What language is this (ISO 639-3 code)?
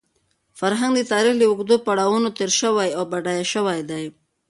pus